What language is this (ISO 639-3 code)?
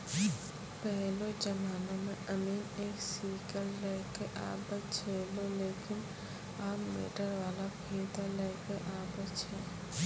mai